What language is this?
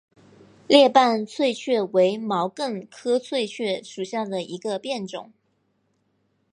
Chinese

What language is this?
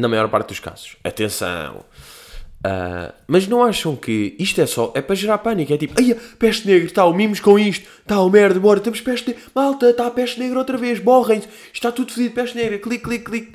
Portuguese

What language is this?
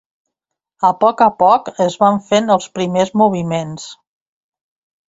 Catalan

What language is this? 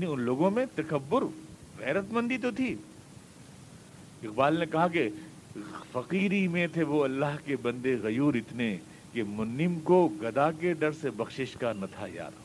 Urdu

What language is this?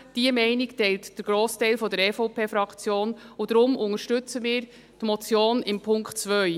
Swiss German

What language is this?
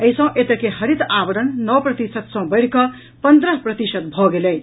Maithili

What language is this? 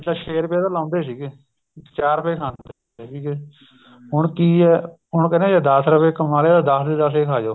Punjabi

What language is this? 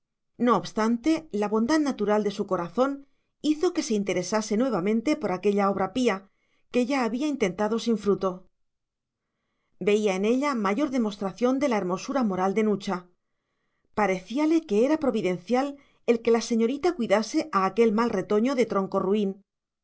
Spanish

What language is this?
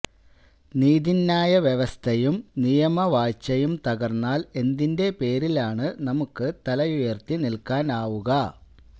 Malayalam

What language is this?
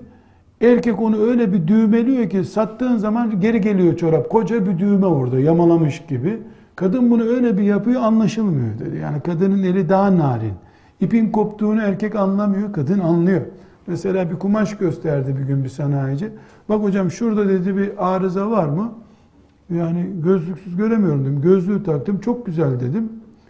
Turkish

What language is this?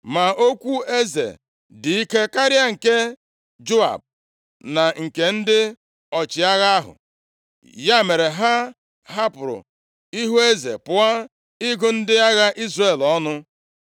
Igbo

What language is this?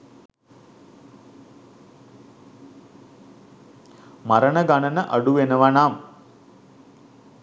Sinhala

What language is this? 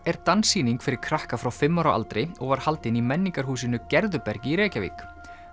Icelandic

